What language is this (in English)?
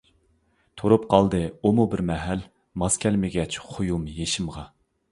Uyghur